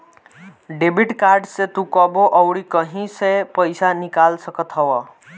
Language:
Bhojpuri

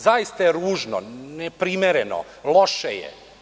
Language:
Serbian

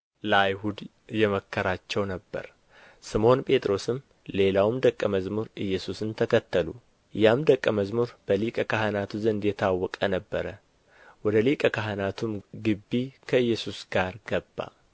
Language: Amharic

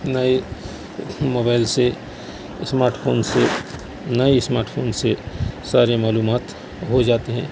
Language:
Urdu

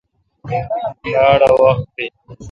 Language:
Kalkoti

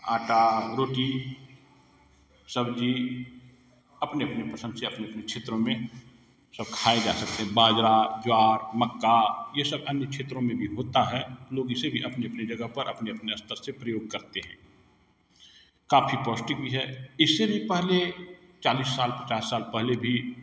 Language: Hindi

